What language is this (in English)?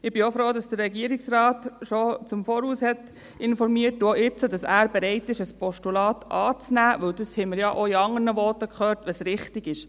Swiss German